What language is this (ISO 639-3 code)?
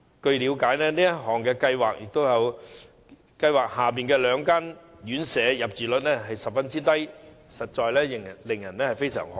yue